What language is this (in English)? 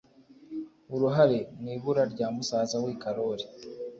Kinyarwanda